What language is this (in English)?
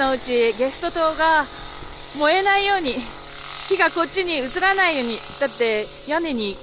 Japanese